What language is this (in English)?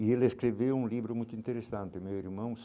Portuguese